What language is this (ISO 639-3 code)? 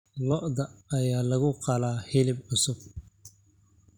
som